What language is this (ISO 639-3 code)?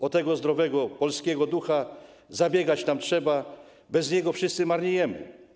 pol